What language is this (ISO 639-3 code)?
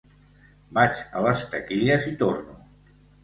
cat